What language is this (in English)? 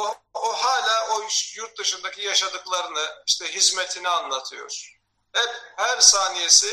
Turkish